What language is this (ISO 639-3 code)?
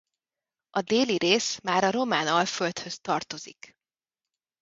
hun